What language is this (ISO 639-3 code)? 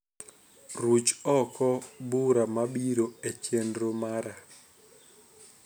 luo